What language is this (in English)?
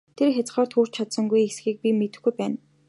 Mongolian